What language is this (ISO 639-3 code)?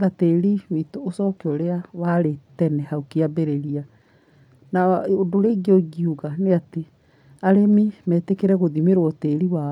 kik